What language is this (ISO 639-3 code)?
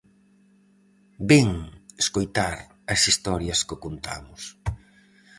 glg